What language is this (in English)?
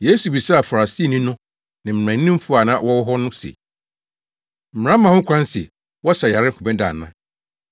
Akan